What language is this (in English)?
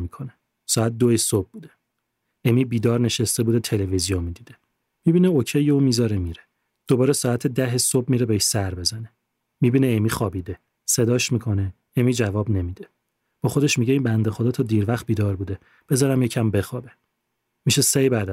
Persian